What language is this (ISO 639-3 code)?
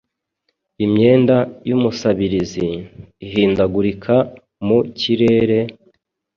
kin